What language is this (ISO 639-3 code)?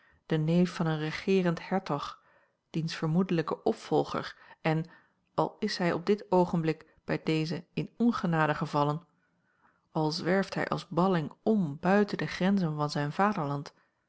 nld